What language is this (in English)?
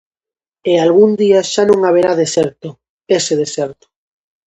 Galician